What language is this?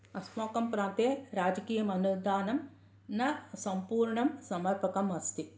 Sanskrit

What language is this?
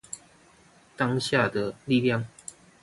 Chinese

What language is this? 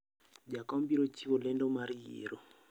Luo (Kenya and Tanzania)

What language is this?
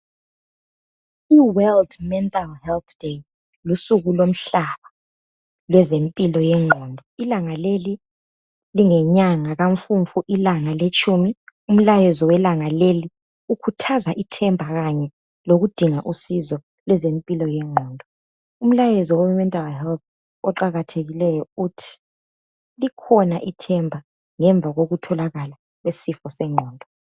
North Ndebele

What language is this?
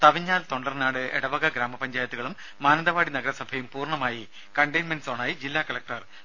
Malayalam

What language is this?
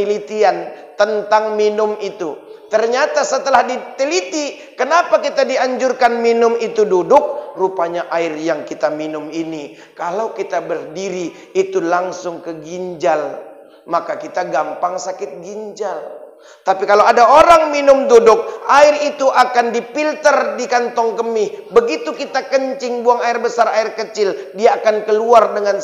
Indonesian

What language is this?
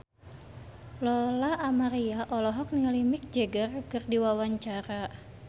Sundanese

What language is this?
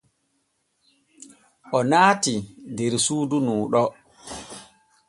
Borgu Fulfulde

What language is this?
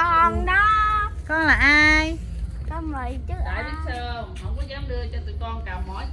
Vietnamese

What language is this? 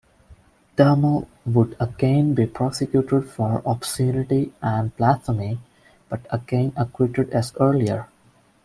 English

